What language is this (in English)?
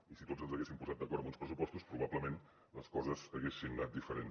Catalan